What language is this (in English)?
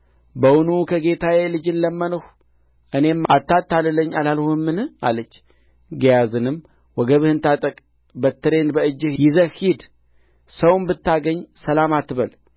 Amharic